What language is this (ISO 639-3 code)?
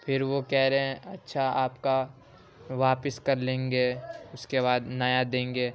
urd